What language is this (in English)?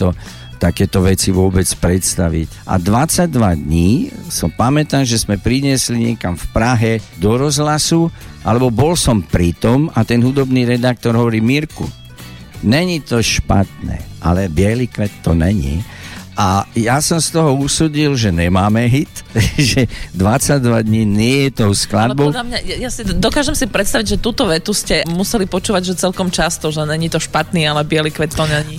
Slovak